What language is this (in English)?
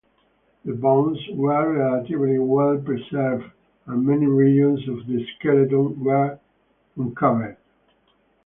English